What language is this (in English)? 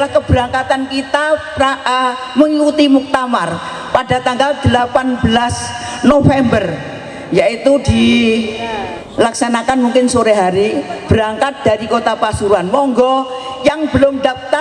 Indonesian